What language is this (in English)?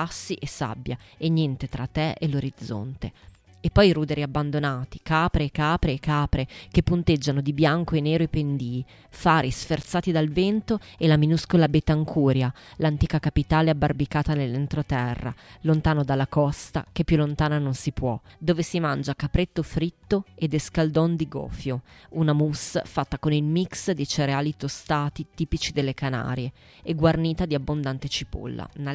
Italian